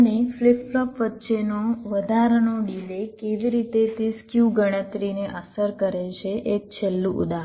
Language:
Gujarati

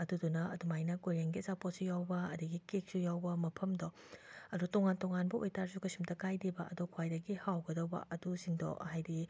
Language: Manipuri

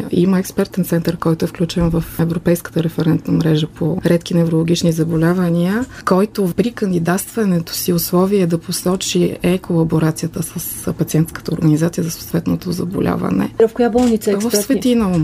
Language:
Bulgarian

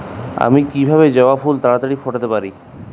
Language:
Bangla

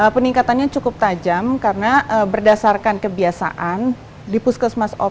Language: Indonesian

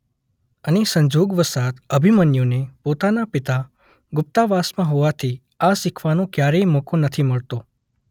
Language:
Gujarati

